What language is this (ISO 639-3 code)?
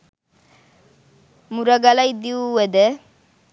sin